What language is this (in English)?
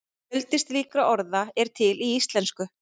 Icelandic